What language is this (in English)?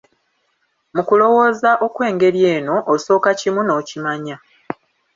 Ganda